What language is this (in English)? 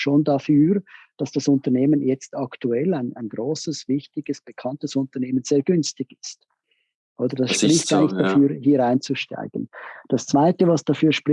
German